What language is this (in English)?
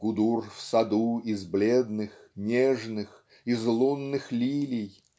Russian